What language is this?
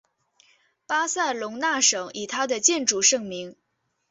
Chinese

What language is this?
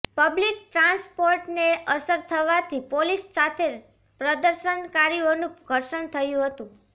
Gujarati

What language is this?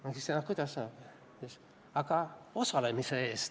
Estonian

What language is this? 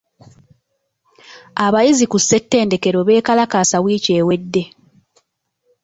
Ganda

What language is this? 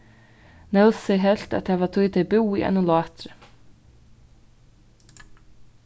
Faroese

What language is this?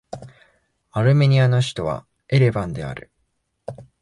Japanese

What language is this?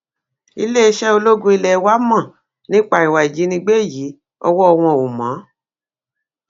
Yoruba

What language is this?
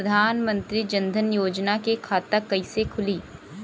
Bhojpuri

